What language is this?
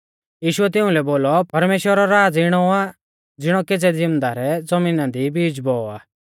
Mahasu Pahari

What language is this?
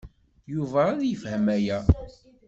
Kabyle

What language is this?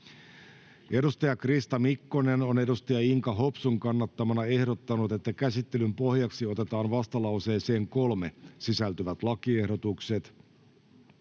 Finnish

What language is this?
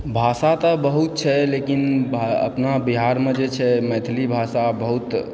Maithili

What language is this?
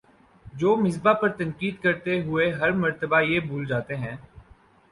Urdu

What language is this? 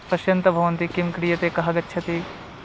Sanskrit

